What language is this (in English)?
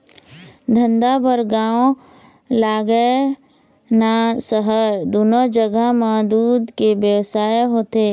Chhattisgarhi